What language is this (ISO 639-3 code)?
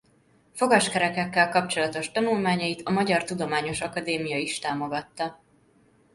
hun